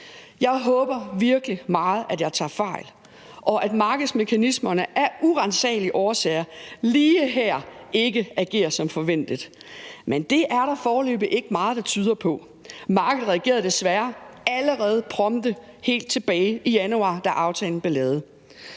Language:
Danish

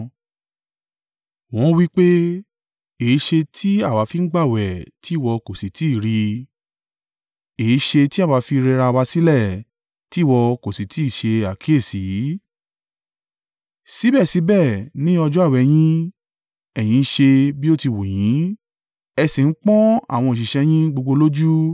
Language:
Yoruba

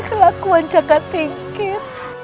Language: Indonesian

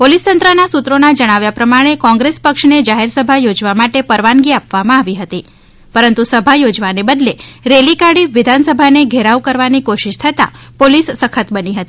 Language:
Gujarati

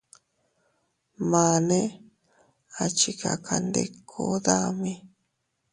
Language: Teutila Cuicatec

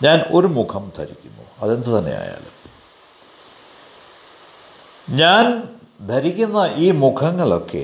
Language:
Malayalam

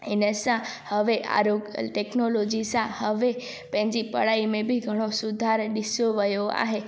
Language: Sindhi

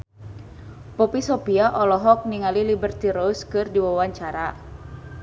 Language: Sundanese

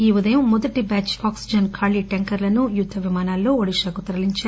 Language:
Telugu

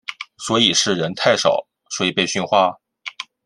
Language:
Chinese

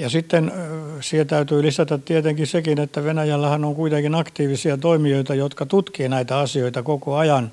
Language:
Finnish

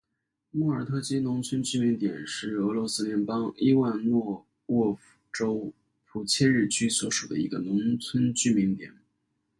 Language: Chinese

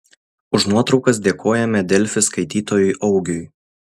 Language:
Lithuanian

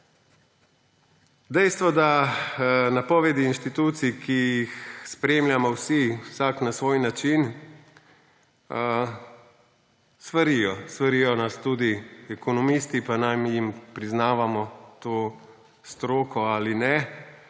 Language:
Slovenian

